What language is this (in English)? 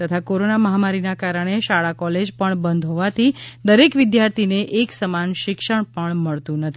Gujarati